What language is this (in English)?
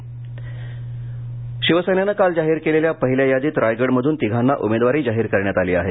Marathi